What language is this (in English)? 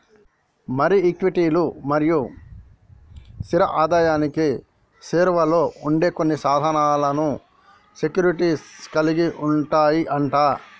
Telugu